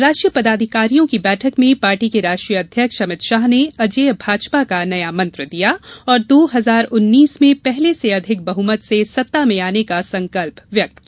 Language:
Hindi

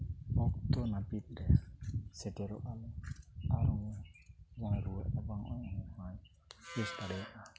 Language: Santali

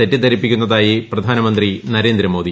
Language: Malayalam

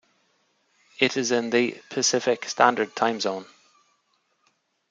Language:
English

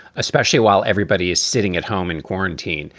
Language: English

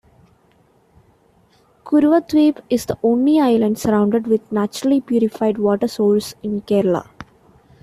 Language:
English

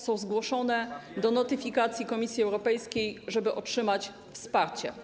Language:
Polish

